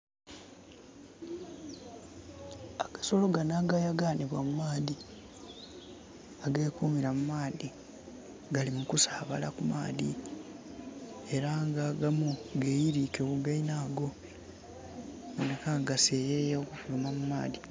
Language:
Soga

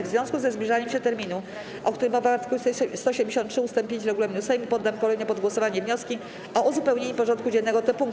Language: Polish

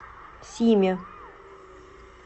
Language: Russian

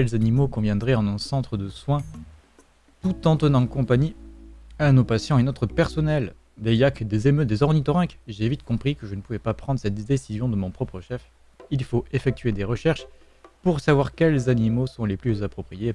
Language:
French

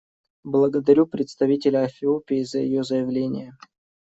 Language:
Russian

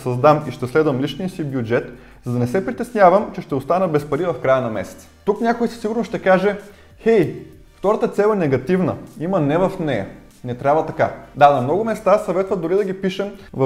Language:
Bulgarian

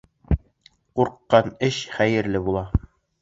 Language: Bashkir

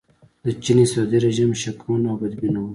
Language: Pashto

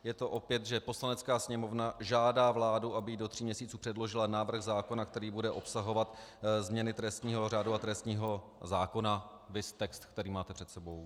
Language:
Czech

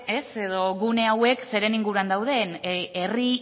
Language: Basque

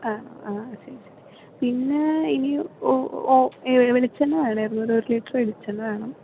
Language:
Malayalam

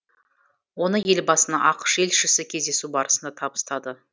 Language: Kazakh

